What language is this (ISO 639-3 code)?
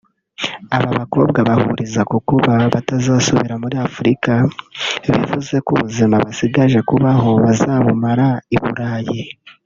kin